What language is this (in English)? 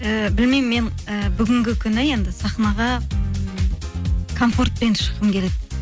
Kazakh